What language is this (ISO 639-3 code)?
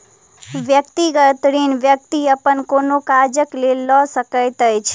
mai